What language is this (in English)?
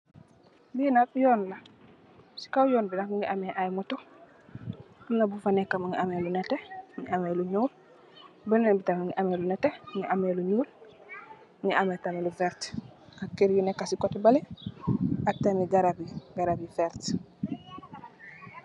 Wolof